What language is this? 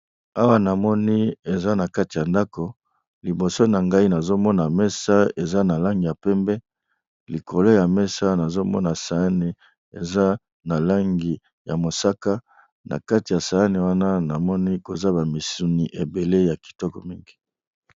Lingala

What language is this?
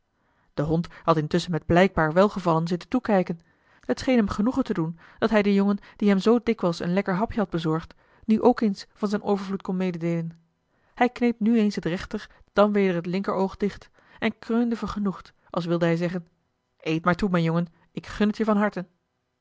Dutch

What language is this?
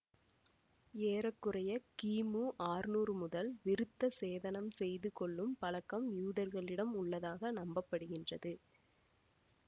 Tamil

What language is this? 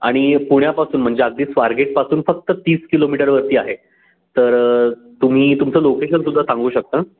Marathi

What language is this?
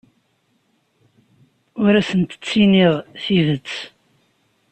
Kabyle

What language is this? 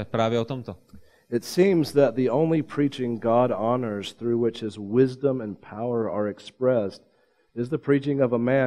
Czech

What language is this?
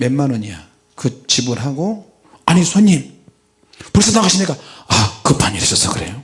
Korean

